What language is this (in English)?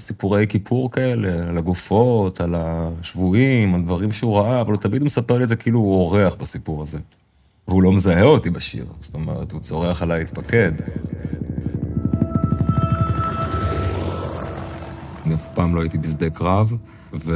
Hebrew